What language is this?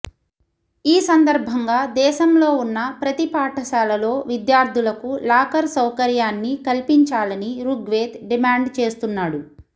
Telugu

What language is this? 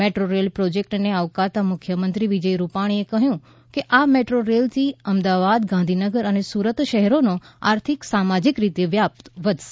Gujarati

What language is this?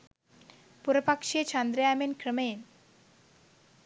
Sinhala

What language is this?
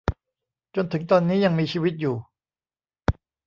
Thai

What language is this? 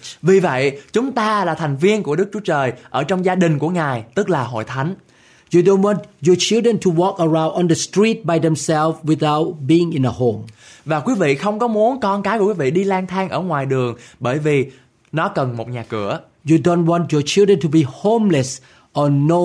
Vietnamese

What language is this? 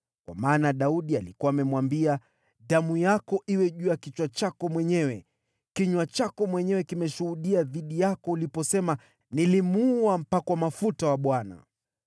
Swahili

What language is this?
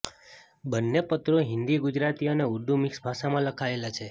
Gujarati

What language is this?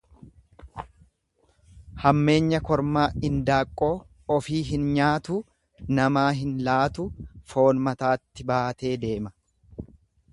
Oromo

